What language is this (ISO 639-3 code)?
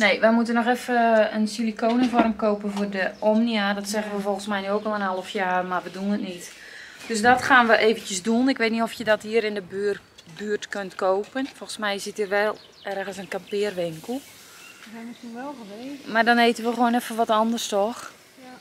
nld